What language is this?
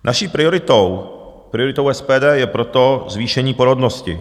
Czech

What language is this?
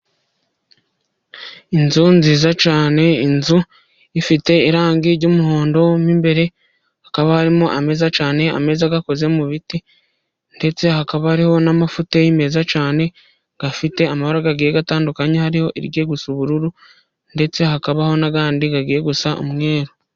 Kinyarwanda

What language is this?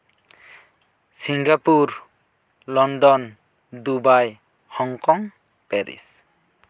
Santali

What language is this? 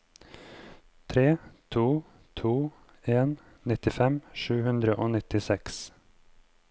Norwegian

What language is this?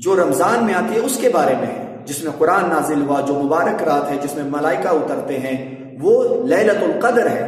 Urdu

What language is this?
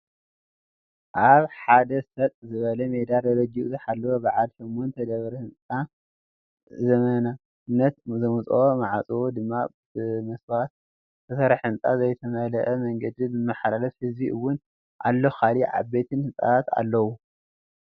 Tigrinya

